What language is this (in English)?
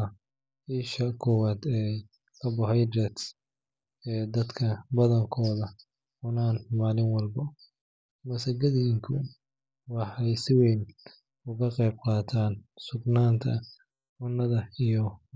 Somali